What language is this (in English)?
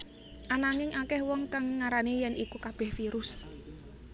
Javanese